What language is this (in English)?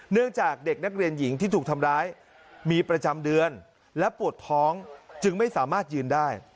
Thai